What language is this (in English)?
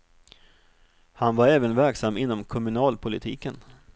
Swedish